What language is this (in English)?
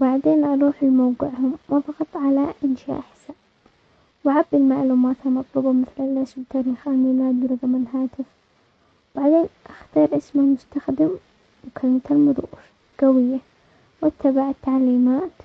Omani Arabic